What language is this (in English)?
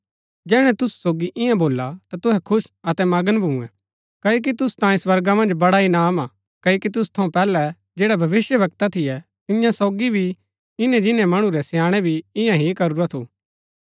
Gaddi